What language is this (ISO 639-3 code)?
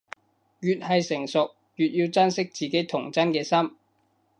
yue